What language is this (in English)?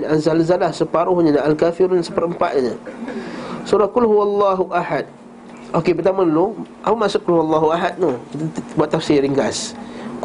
Malay